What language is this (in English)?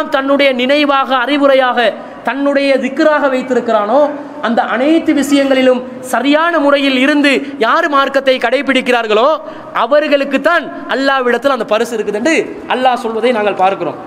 Tamil